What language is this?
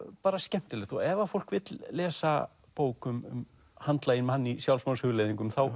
Icelandic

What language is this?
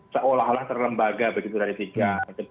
Indonesian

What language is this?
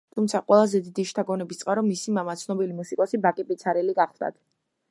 Georgian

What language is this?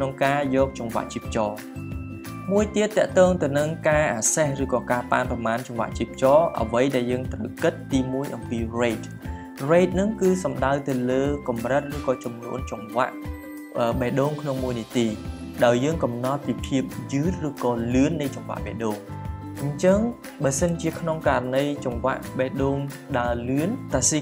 Thai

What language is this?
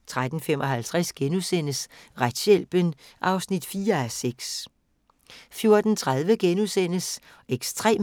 Danish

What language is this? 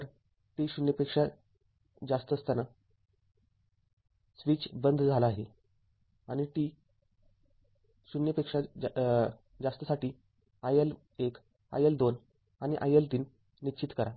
Marathi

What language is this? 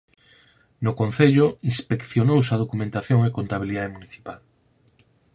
Galician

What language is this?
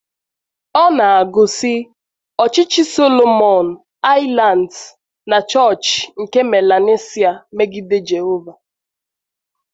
Igbo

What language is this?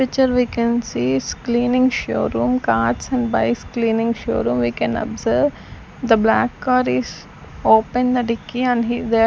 English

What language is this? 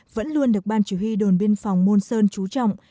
Vietnamese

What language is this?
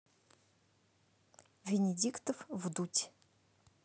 Russian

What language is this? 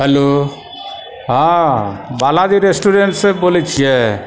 Maithili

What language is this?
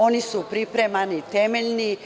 Serbian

